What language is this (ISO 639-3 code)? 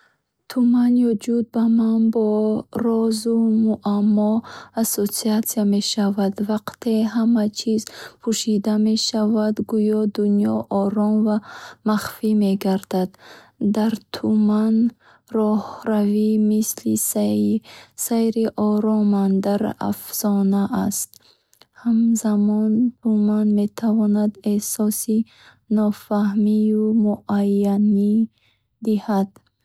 bhh